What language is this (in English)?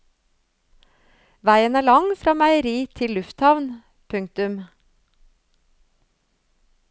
Norwegian